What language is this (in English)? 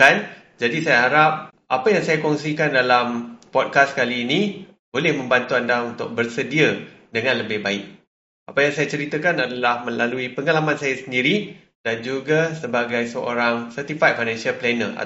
Malay